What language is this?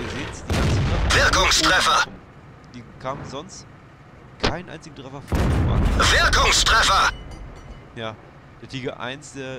German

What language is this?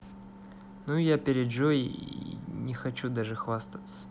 Russian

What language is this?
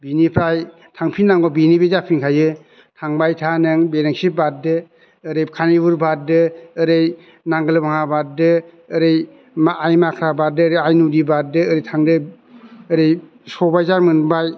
Bodo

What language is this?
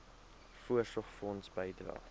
Afrikaans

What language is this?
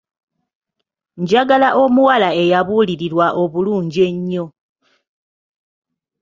Ganda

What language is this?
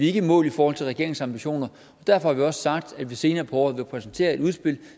Danish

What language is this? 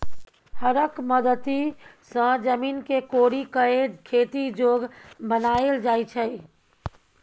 Maithili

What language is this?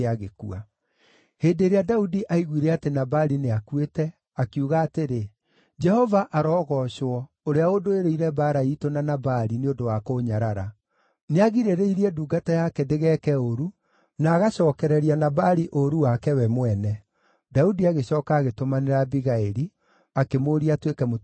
Kikuyu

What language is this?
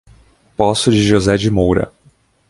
Portuguese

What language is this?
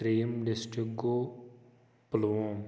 Kashmiri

